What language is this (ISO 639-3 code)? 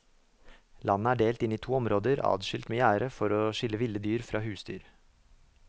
nor